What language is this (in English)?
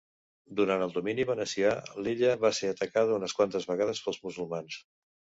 Catalan